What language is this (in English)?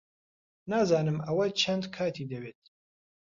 Central Kurdish